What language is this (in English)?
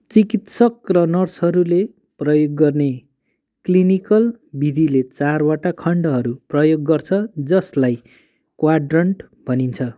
Nepali